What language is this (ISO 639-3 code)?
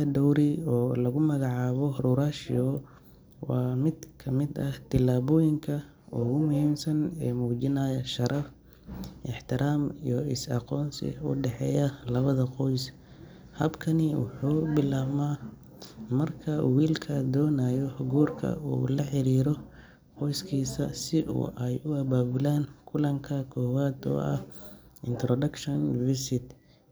som